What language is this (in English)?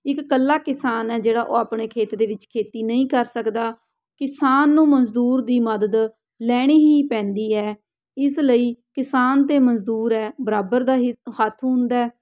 Punjabi